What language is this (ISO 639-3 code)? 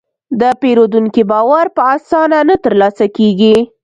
pus